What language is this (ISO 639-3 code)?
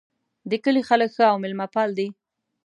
pus